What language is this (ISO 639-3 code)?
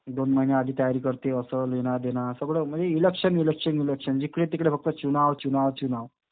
mar